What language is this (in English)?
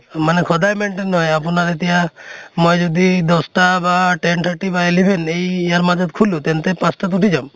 Assamese